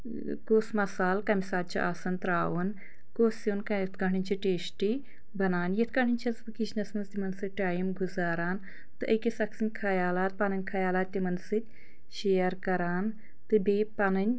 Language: Kashmiri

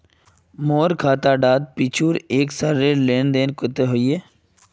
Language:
Magahi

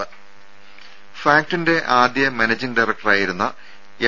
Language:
Malayalam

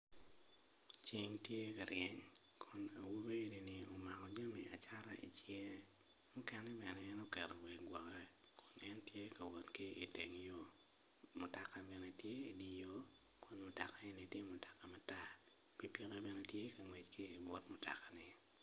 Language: Acoli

